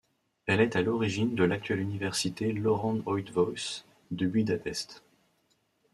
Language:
French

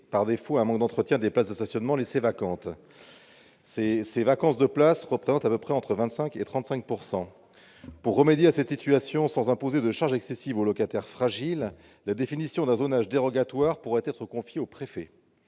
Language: French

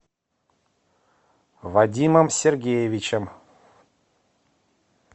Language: Russian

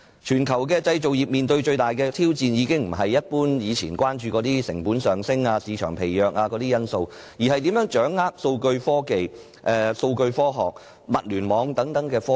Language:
Cantonese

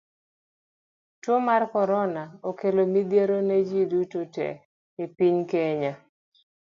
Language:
Luo (Kenya and Tanzania)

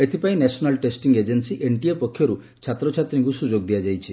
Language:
Odia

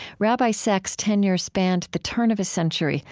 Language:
English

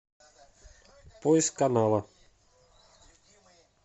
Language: Russian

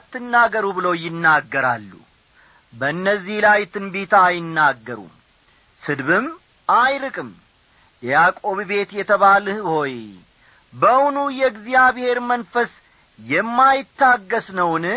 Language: Amharic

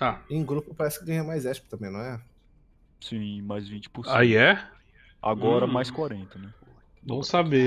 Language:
Portuguese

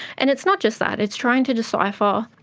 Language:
English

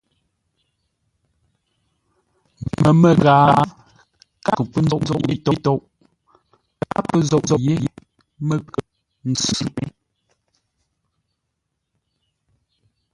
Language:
Ngombale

